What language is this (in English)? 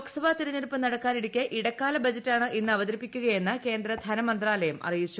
Malayalam